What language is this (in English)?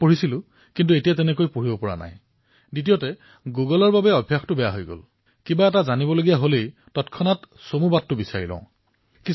Assamese